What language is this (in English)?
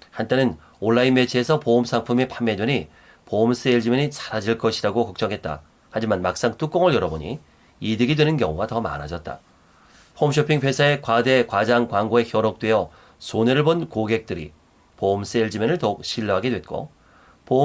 Korean